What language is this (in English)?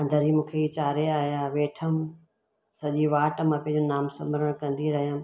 Sindhi